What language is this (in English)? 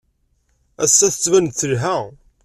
Kabyle